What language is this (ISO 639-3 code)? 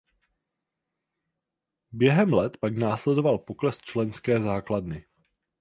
ces